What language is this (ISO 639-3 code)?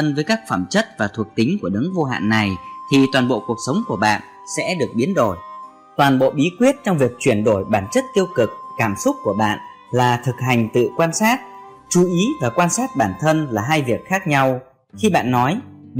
vie